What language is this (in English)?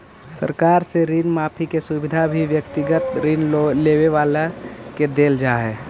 Magahi